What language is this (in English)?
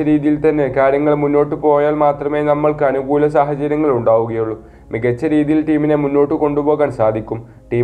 Malayalam